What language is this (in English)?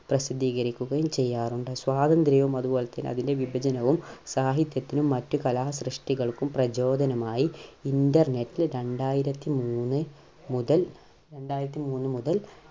Malayalam